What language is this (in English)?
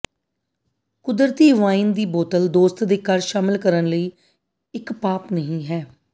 Punjabi